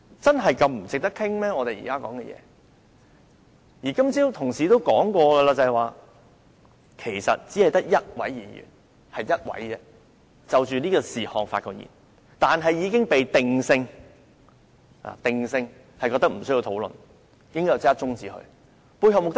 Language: Cantonese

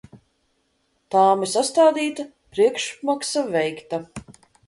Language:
Latvian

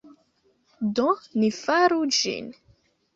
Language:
Esperanto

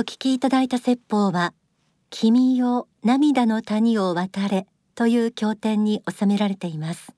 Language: Japanese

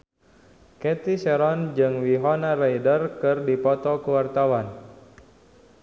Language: Sundanese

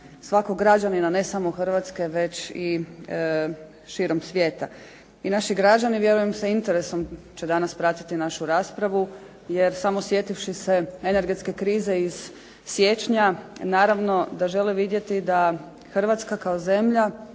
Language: Croatian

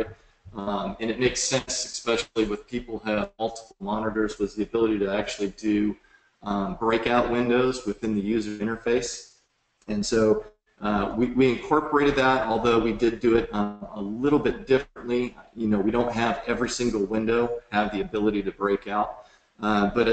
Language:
English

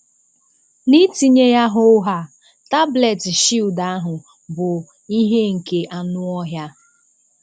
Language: Igbo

